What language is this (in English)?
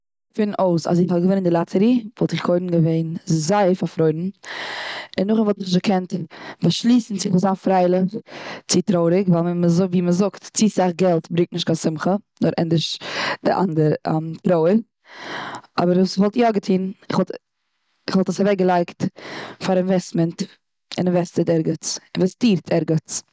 Yiddish